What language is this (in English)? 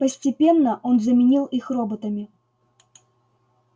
Russian